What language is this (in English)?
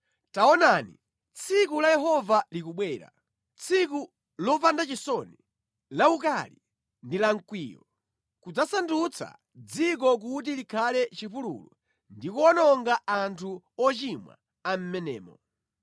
Nyanja